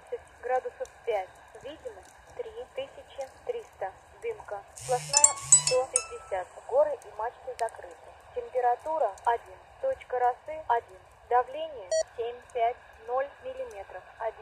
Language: Russian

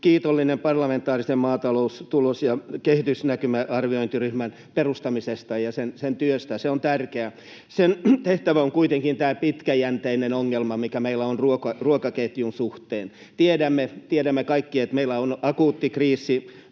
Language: Finnish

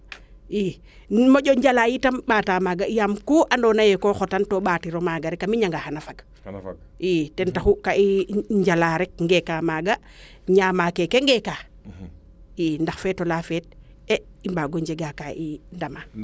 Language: Serer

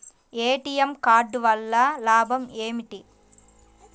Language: Telugu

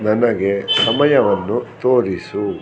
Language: Kannada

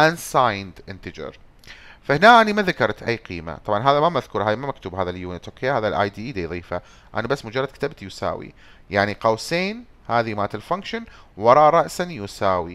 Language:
Arabic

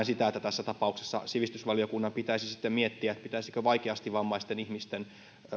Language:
Finnish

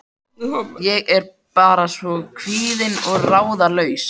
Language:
Icelandic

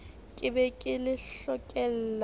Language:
Southern Sotho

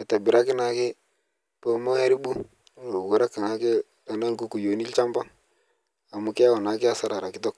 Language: Masai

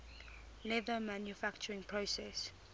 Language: English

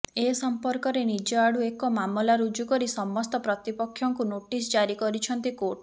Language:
Odia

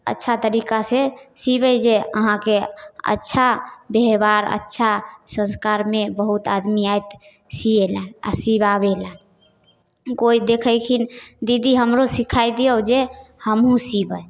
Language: Maithili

